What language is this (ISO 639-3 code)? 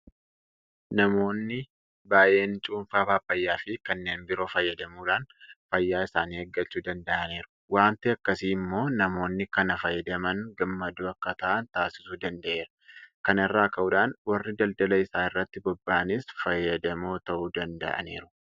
orm